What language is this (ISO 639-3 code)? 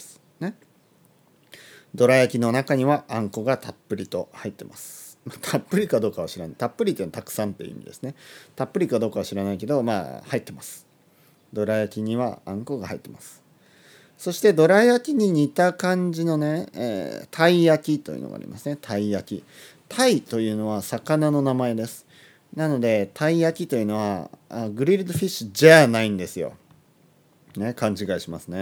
jpn